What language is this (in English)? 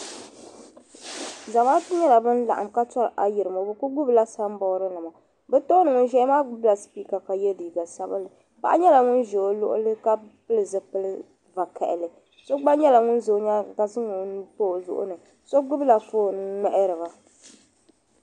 Dagbani